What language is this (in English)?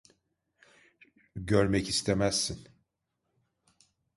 Turkish